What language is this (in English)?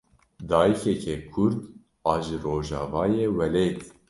Kurdish